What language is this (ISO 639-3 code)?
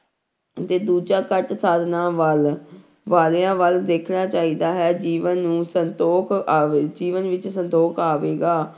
pan